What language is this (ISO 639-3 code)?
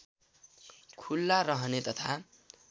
nep